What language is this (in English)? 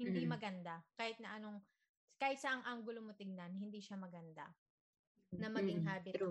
Filipino